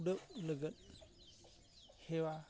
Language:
Santali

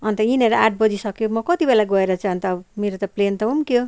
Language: Nepali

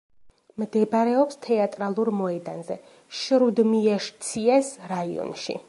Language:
Georgian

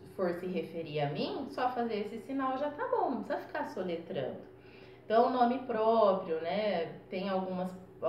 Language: Portuguese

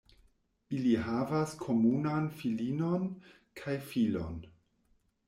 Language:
Esperanto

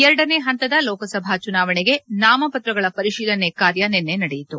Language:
Kannada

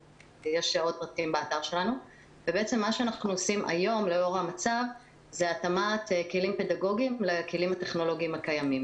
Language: Hebrew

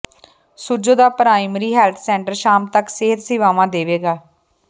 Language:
Punjabi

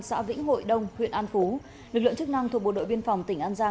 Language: Vietnamese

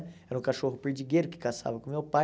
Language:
Portuguese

